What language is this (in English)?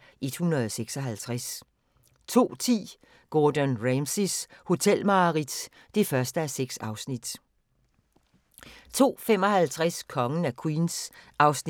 Danish